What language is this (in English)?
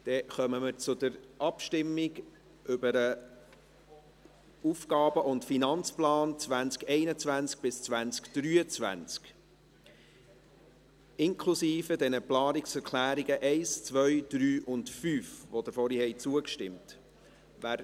Swiss German